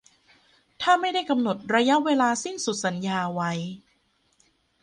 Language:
Thai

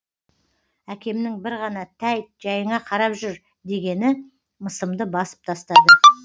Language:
Kazakh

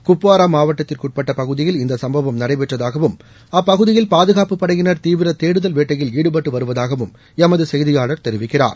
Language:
Tamil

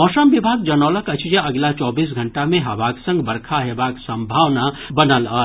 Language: Maithili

